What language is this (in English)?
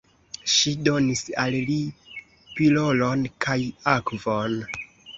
Esperanto